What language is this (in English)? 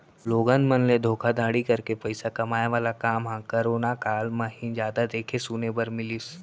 Chhattisgarhi